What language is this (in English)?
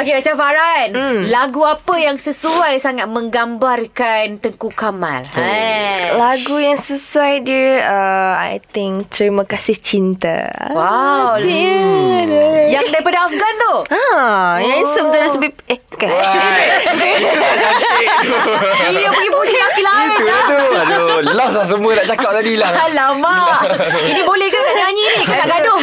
Malay